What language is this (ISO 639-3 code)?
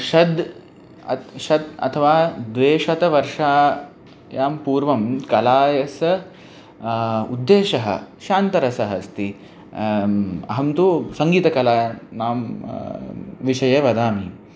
san